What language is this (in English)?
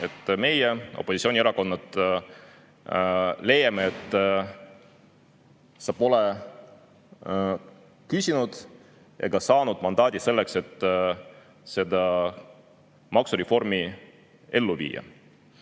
Estonian